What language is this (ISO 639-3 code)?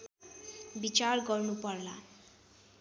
nep